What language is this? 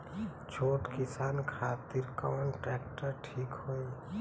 Bhojpuri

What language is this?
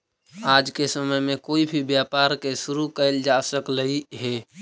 Magahi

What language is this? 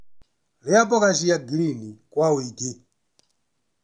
Kikuyu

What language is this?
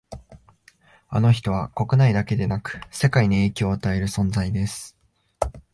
Japanese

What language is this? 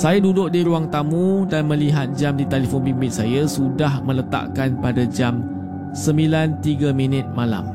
Malay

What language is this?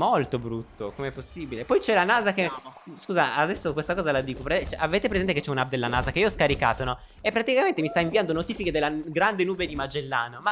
Italian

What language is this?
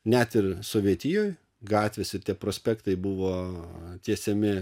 Lithuanian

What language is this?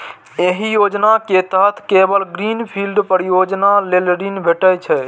Maithili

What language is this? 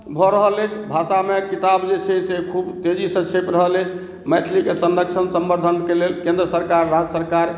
Maithili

